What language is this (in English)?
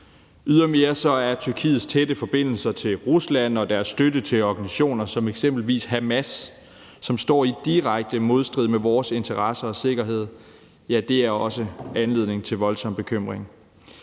Danish